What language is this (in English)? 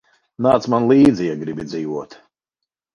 Latvian